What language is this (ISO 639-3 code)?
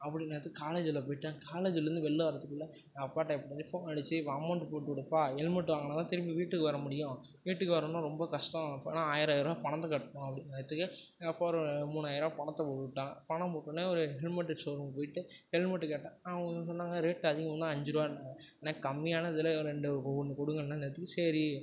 tam